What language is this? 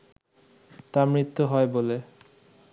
Bangla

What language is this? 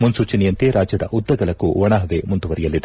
Kannada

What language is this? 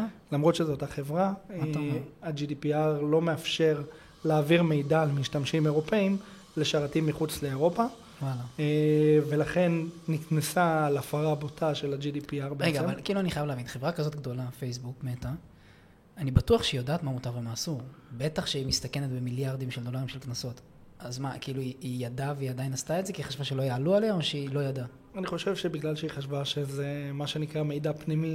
Hebrew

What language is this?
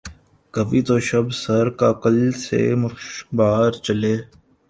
Urdu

